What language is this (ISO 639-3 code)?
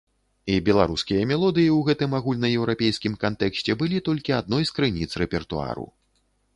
bel